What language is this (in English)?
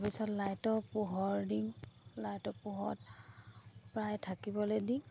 Assamese